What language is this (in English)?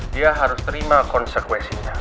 Indonesian